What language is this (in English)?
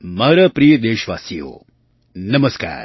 Gujarati